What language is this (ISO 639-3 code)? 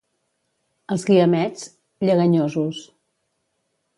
cat